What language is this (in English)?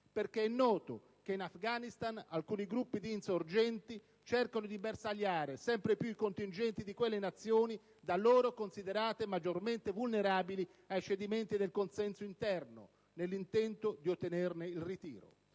Italian